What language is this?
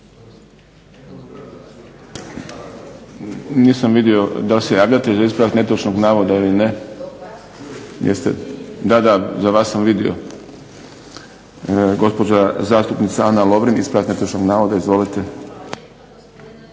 Croatian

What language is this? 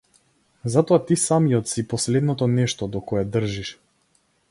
Macedonian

